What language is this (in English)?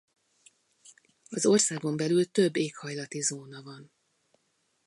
Hungarian